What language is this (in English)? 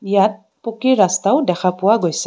Assamese